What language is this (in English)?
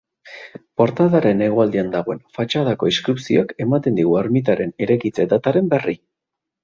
Basque